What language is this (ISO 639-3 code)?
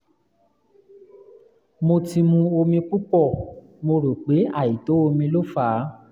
yor